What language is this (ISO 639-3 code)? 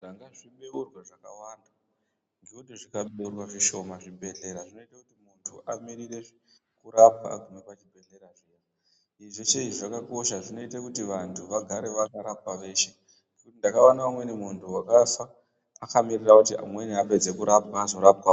ndc